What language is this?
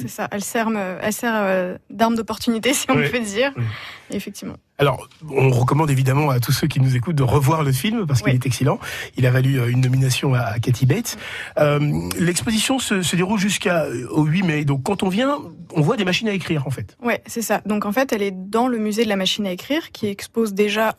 French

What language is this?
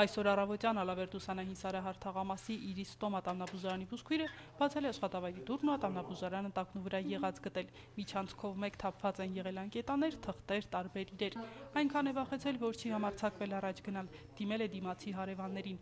Romanian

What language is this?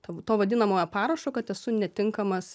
Lithuanian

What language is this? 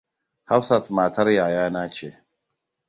Hausa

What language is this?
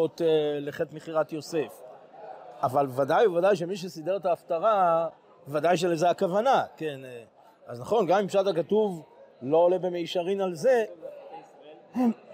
Hebrew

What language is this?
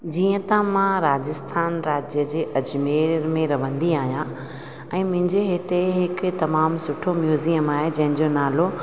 Sindhi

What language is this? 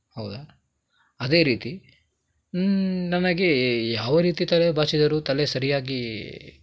Kannada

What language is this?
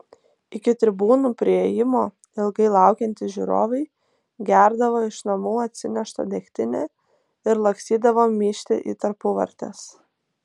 Lithuanian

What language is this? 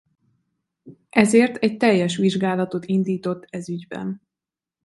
Hungarian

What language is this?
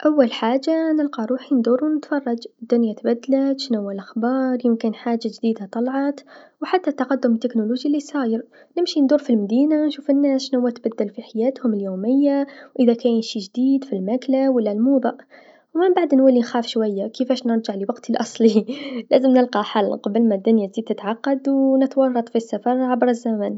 Tunisian Arabic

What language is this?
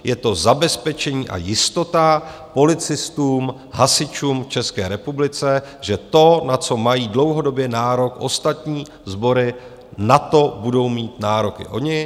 Czech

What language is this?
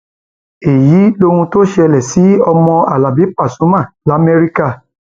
Yoruba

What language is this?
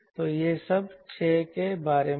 Hindi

